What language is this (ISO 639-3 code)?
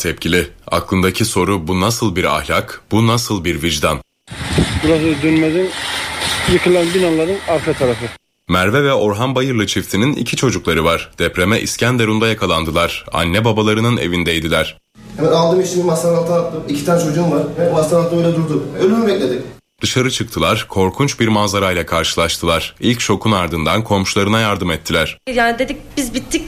tur